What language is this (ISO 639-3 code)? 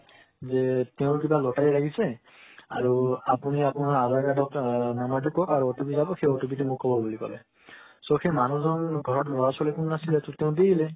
asm